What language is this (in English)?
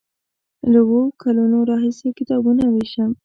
Pashto